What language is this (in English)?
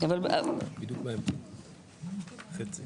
Hebrew